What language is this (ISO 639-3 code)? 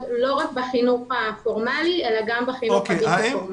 heb